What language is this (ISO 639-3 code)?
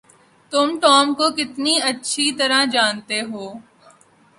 urd